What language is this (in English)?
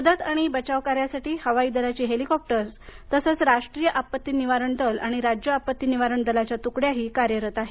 Marathi